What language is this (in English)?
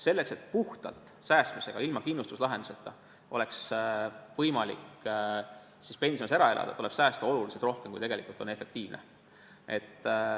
Estonian